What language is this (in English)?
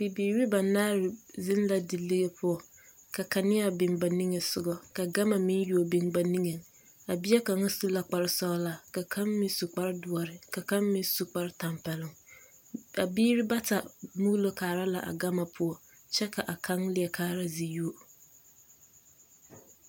Southern Dagaare